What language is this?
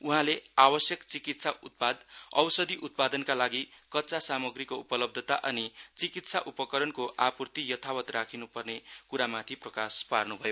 Nepali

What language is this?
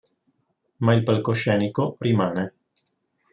Italian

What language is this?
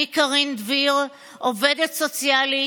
Hebrew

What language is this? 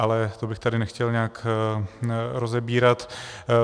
Czech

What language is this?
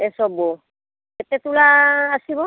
Odia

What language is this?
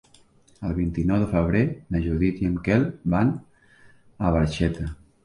Catalan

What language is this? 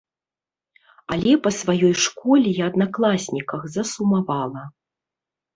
Belarusian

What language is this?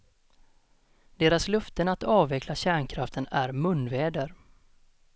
Swedish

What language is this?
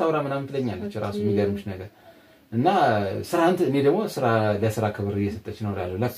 Arabic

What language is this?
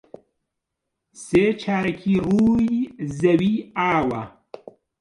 Central Kurdish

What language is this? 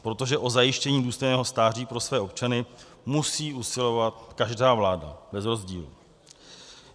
Czech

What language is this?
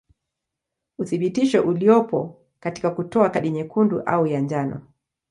Swahili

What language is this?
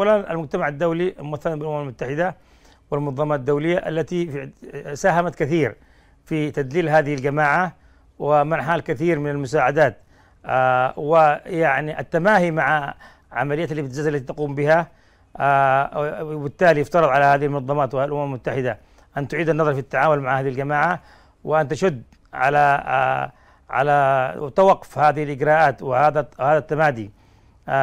Arabic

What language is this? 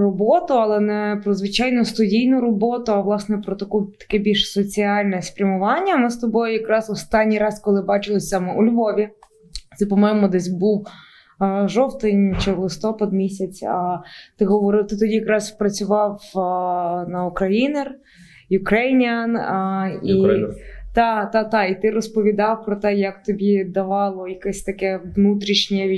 Ukrainian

